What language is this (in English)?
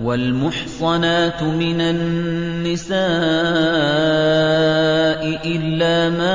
Arabic